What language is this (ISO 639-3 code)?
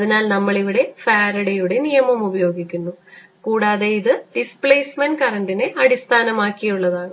mal